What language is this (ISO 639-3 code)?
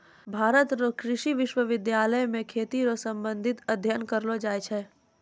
mai